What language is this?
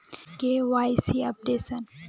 Magahi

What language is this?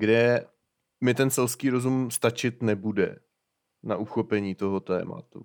Czech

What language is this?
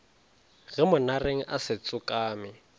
Northern Sotho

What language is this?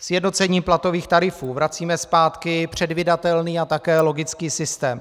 Czech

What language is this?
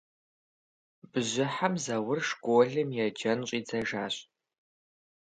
Kabardian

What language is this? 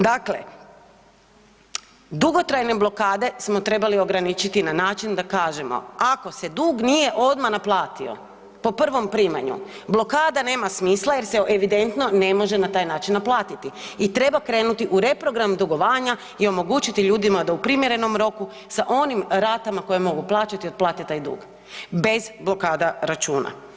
Croatian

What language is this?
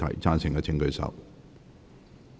Cantonese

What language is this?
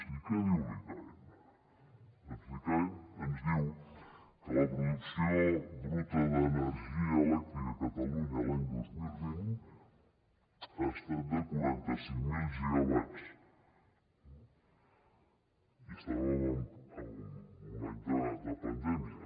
Catalan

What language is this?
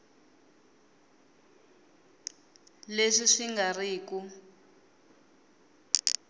Tsonga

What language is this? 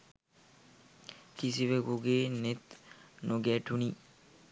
Sinhala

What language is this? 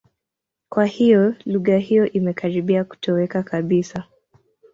Swahili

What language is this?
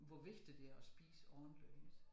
Danish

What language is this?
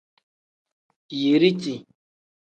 Tem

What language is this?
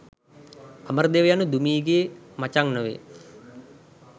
Sinhala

